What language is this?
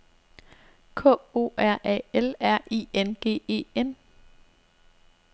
Danish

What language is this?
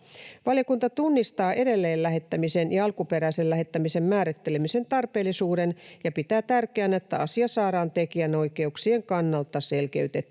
Finnish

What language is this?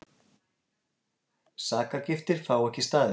Icelandic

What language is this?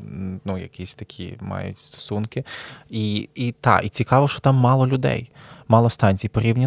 Ukrainian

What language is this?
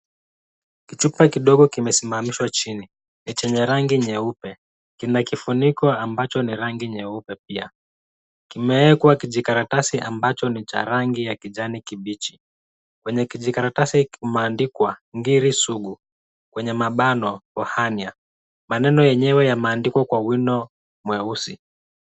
Swahili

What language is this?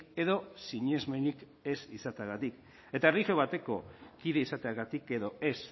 Basque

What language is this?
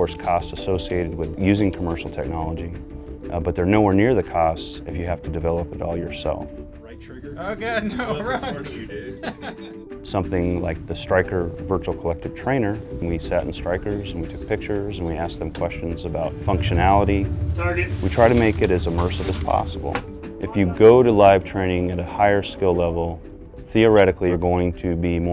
English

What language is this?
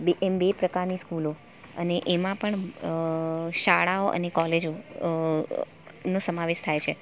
Gujarati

